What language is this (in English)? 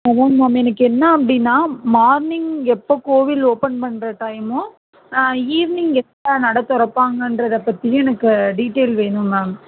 Tamil